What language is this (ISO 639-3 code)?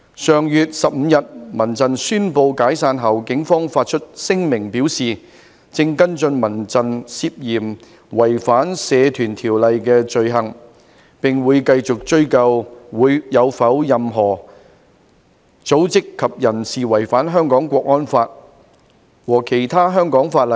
yue